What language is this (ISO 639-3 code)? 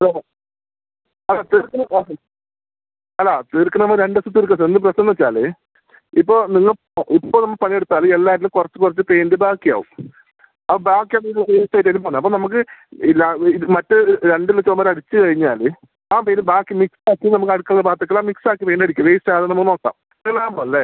mal